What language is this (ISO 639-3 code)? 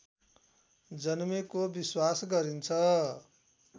nep